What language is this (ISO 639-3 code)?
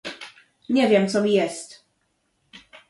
pol